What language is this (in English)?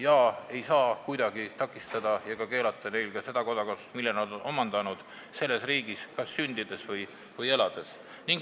Estonian